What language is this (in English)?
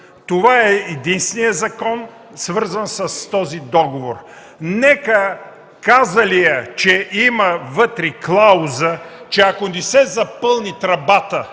Bulgarian